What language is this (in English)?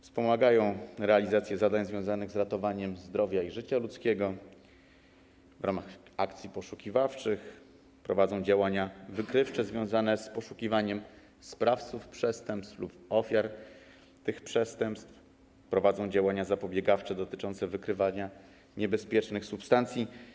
Polish